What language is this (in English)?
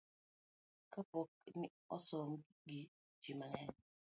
Luo (Kenya and Tanzania)